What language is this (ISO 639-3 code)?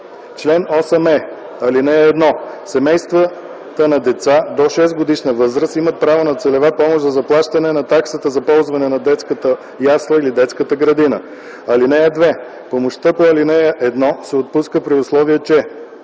bul